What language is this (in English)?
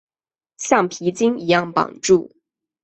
Chinese